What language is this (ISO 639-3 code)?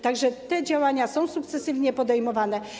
pol